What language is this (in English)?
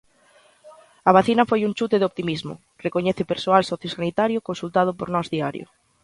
Galician